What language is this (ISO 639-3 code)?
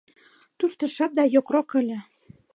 chm